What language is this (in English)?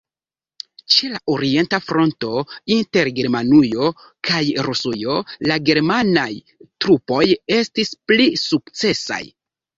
Esperanto